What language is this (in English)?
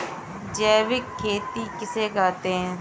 Hindi